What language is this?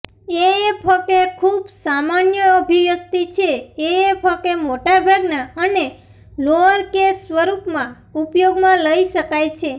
Gujarati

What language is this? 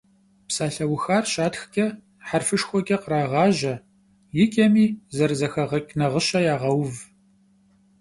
Kabardian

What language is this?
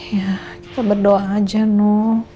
Indonesian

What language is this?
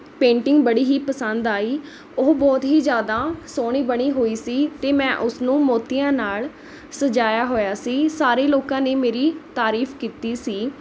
Punjabi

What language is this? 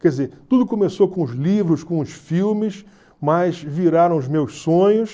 Portuguese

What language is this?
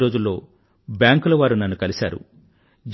Telugu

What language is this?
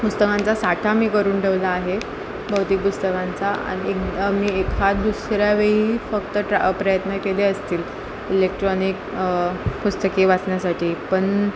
Marathi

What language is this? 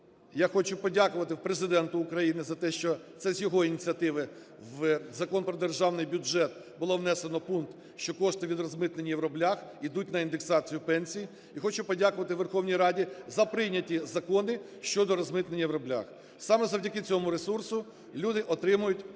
Ukrainian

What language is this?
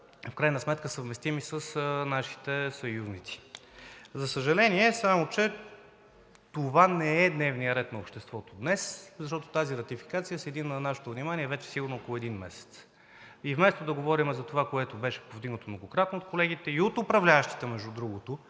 Bulgarian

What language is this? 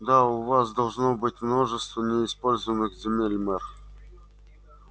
Russian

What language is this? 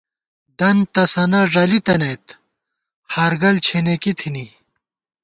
Gawar-Bati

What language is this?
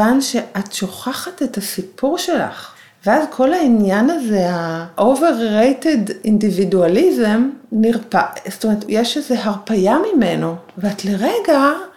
Hebrew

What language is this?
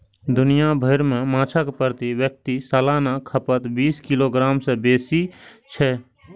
Maithili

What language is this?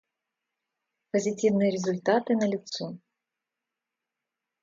Russian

